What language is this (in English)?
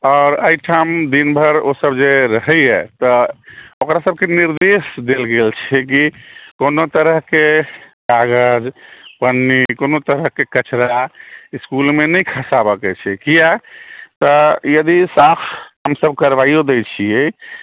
Maithili